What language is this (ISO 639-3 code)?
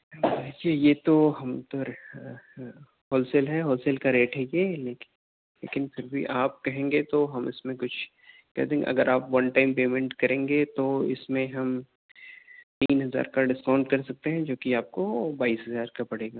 urd